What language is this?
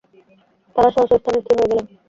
Bangla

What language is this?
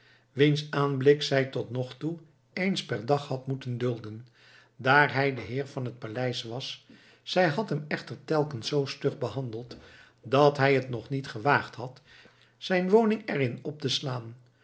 Dutch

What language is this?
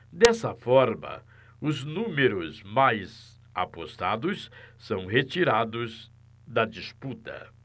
Portuguese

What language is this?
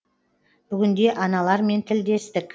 Kazakh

